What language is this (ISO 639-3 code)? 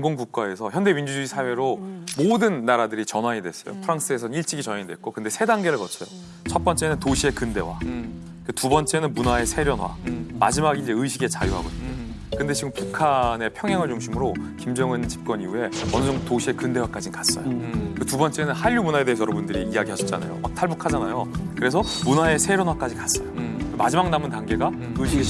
kor